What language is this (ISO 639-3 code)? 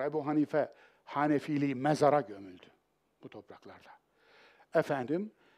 tur